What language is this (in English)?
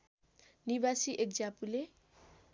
Nepali